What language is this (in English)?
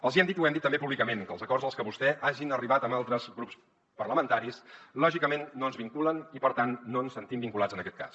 Catalan